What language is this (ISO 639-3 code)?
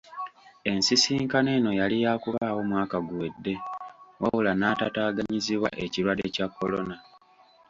lug